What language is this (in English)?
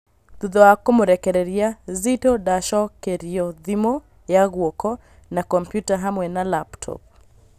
Kikuyu